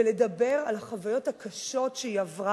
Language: Hebrew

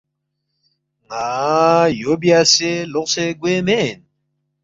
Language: Balti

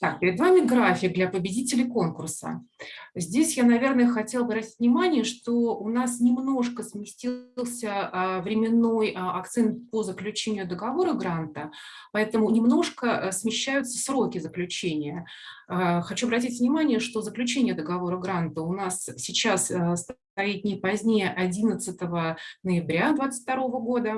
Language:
Russian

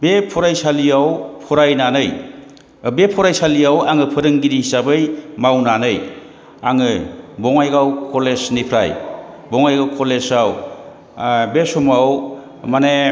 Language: Bodo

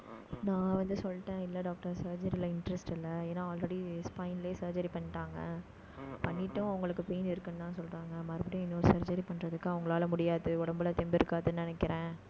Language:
Tamil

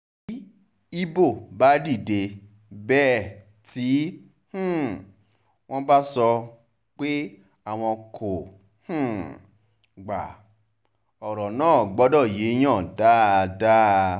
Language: Yoruba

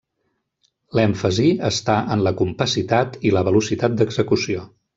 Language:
Catalan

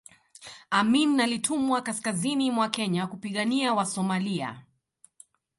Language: Swahili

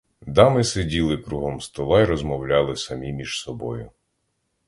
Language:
Ukrainian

